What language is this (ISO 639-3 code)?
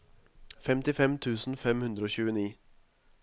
nor